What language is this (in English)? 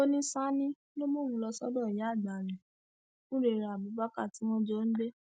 Yoruba